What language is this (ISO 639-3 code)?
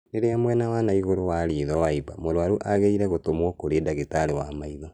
kik